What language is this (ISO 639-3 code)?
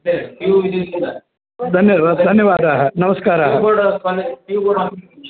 san